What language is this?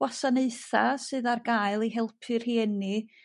Welsh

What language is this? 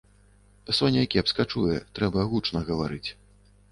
Belarusian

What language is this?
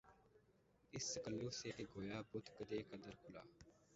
Urdu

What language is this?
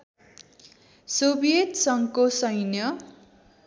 Nepali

